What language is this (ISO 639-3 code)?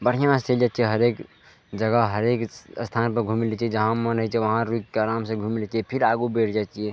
mai